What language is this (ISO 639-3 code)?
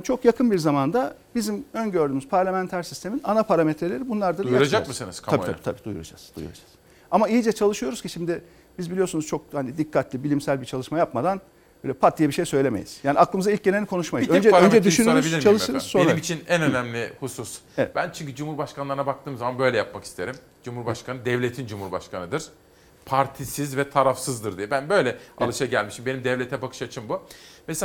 tur